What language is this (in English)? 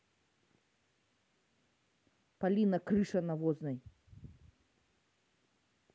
Russian